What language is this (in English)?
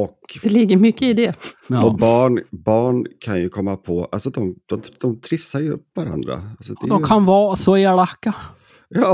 Swedish